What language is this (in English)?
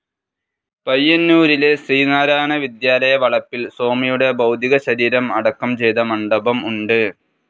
Malayalam